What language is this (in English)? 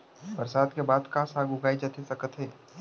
Chhattisgarhi